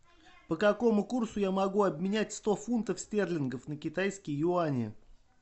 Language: Russian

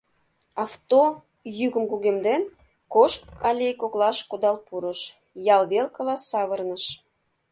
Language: Mari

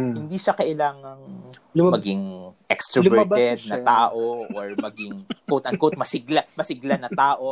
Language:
Filipino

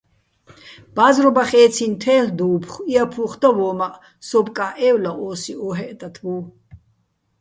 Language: Bats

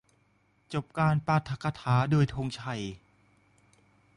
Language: Thai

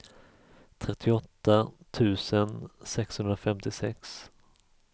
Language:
Swedish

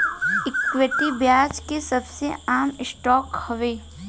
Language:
Bhojpuri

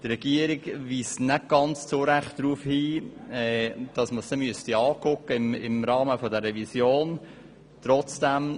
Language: Swiss German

